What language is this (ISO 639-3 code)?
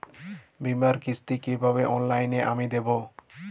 ben